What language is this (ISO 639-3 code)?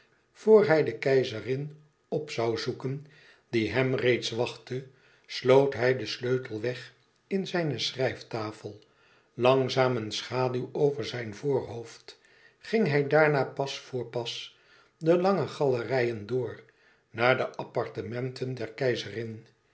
nld